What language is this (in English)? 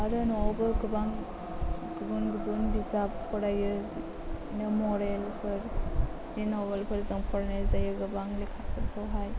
Bodo